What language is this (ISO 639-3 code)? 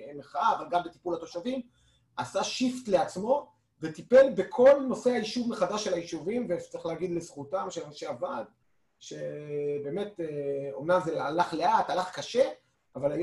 heb